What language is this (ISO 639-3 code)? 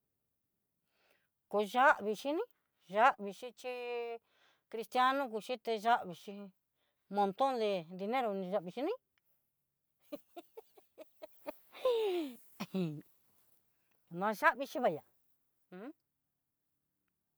mxy